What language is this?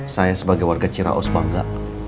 Indonesian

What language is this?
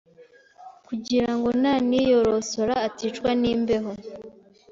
Kinyarwanda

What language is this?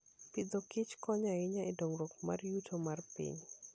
Luo (Kenya and Tanzania)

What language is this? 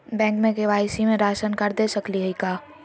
Magahi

